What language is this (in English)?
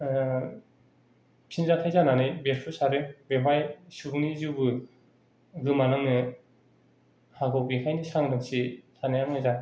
Bodo